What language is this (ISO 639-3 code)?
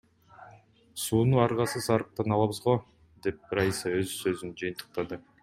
kir